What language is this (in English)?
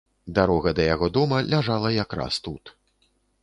Belarusian